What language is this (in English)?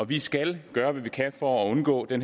Danish